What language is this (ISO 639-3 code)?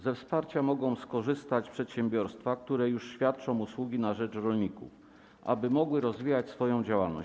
pol